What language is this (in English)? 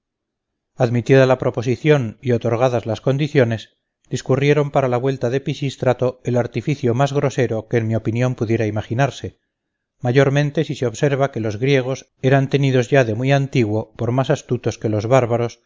Spanish